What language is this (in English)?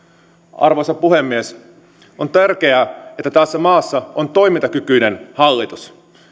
Finnish